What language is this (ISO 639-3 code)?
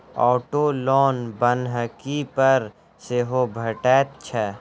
mai